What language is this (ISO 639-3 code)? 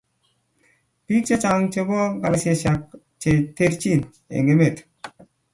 kln